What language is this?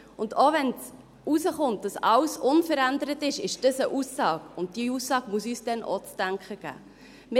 Swiss German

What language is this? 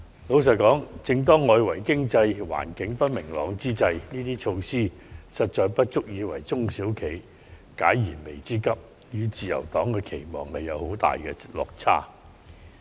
Cantonese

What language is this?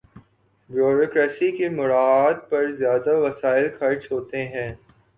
Urdu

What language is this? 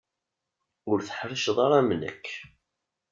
Kabyle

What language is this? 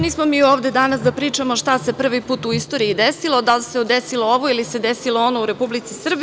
Serbian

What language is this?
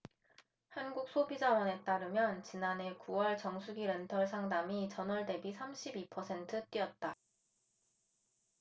Korean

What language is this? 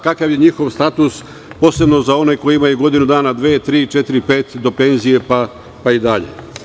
Serbian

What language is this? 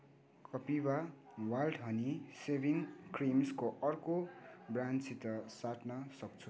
Nepali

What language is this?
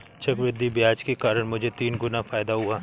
Hindi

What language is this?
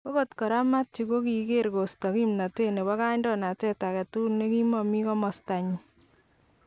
Kalenjin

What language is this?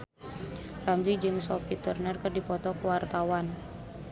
Sundanese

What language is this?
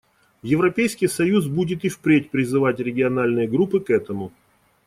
Russian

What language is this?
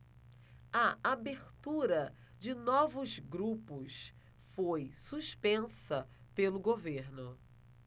Portuguese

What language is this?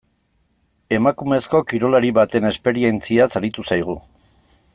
Basque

